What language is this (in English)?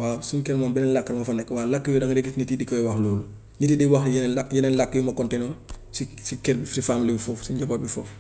Gambian Wolof